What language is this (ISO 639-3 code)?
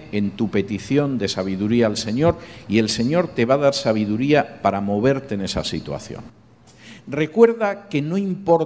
spa